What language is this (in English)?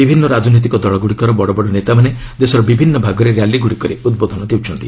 Odia